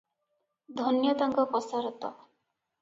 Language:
Odia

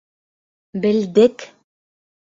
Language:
Bashkir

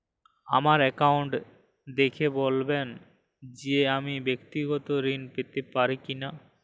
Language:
Bangla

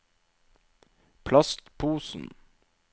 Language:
Norwegian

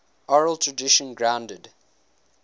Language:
English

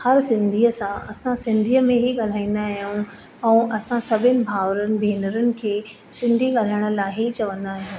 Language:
Sindhi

